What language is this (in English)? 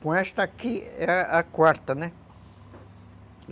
Portuguese